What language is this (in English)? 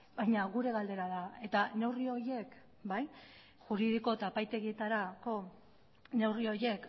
Basque